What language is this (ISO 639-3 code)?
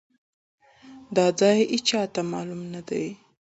pus